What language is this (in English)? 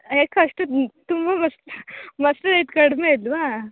Kannada